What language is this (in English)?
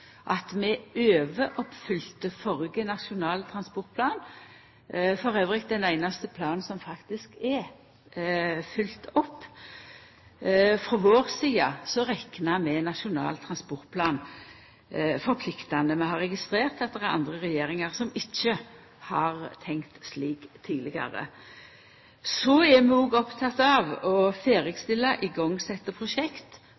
Norwegian Nynorsk